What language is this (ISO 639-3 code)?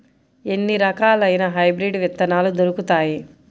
tel